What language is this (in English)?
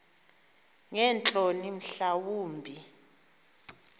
Xhosa